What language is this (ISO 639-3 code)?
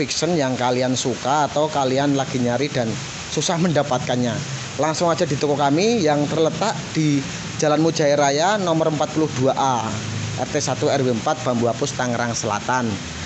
ind